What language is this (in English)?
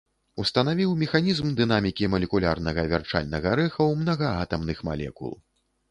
Belarusian